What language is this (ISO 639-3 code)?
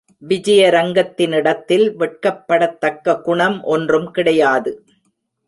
tam